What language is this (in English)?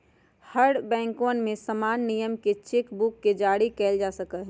Magahi